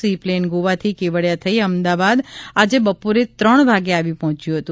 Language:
Gujarati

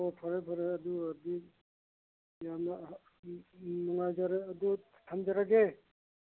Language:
Manipuri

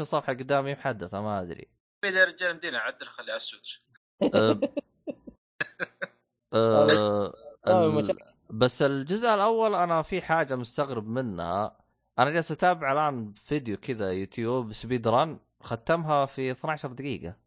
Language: Arabic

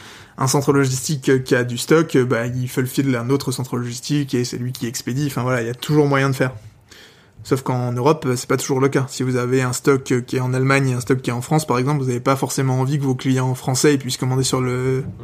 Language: French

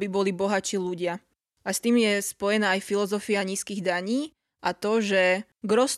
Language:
Slovak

